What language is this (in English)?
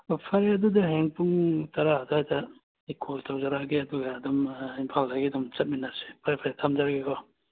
Manipuri